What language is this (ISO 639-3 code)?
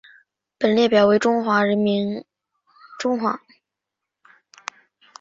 zho